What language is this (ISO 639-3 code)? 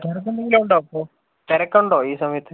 mal